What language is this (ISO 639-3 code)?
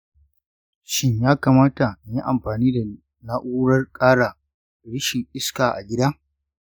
hau